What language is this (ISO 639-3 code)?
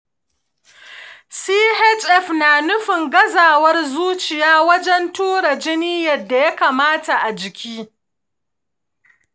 hau